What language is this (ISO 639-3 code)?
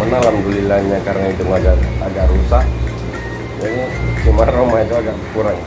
ind